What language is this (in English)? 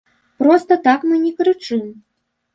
Belarusian